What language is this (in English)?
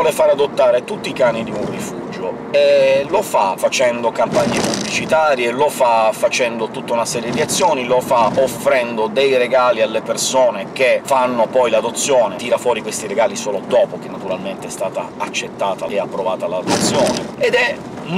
Italian